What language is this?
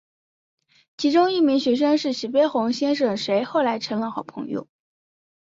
Chinese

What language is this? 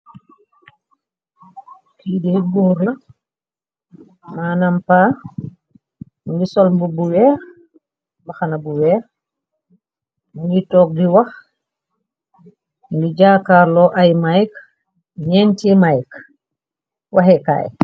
Wolof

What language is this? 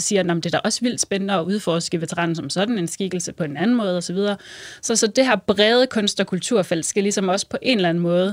Danish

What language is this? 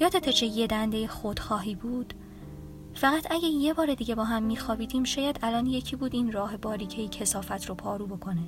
Persian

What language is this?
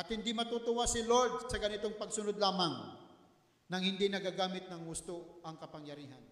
Filipino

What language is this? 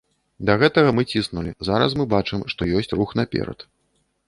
Belarusian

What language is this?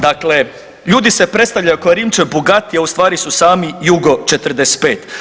Croatian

